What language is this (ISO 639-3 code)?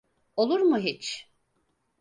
tur